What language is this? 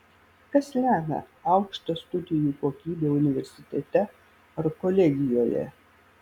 Lithuanian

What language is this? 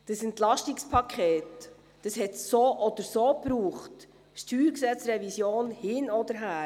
Swiss German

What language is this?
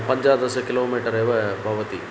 Sanskrit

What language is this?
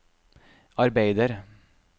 Norwegian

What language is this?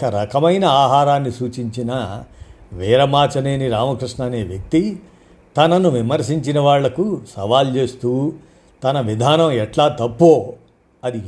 Telugu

